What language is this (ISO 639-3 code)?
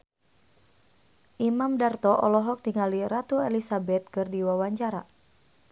sun